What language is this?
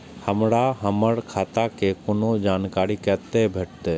Maithili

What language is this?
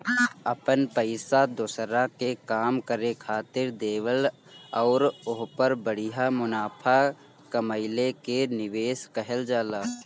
Bhojpuri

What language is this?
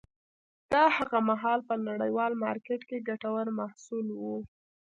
Pashto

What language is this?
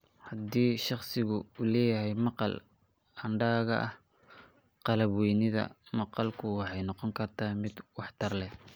Somali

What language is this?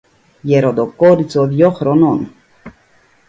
Greek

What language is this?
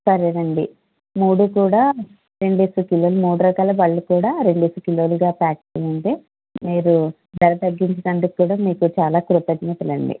Telugu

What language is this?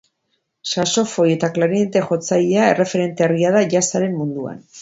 Basque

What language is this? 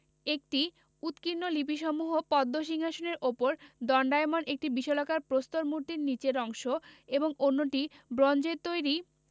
Bangla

